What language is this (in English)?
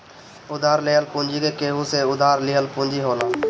Bhojpuri